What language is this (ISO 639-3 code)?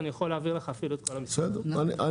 heb